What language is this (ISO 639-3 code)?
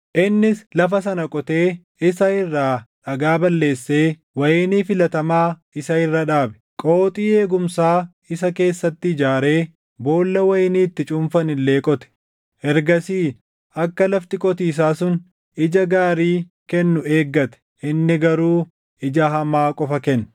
orm